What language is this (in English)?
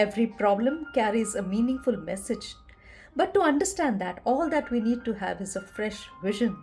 English